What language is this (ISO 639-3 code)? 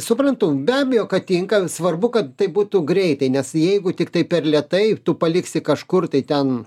lit